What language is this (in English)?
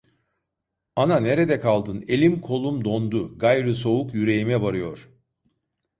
Turkish